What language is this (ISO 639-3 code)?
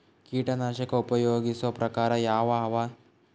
kan